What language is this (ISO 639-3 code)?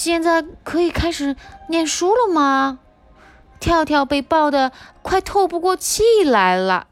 zho